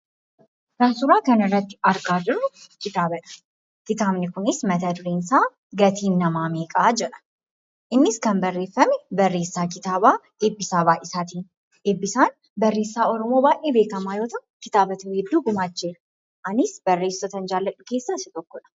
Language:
Oromo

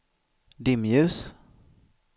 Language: Swedish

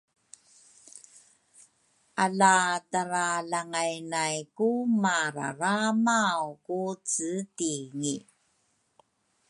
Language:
Rukai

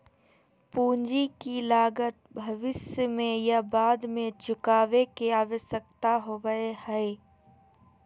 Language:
Magahi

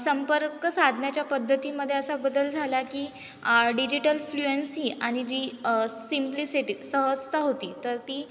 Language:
Marathi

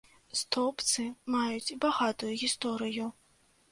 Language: Belarusian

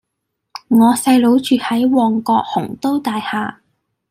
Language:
Cantonese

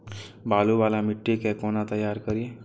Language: Maithili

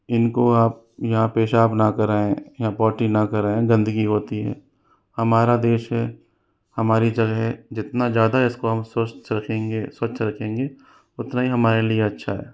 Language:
Hindi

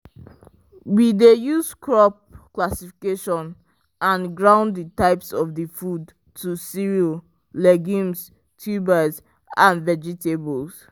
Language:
Nigerian Pidgin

